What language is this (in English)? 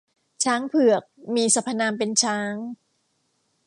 Thai